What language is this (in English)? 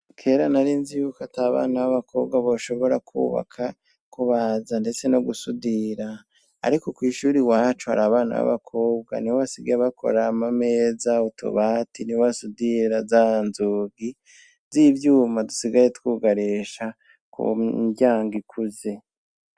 Rundi